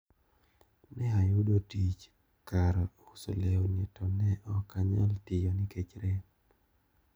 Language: Luo (Kenya and Tanzania)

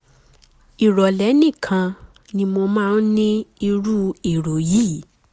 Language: Yoruba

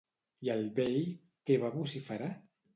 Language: Catalan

